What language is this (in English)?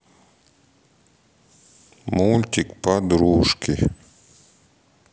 Russian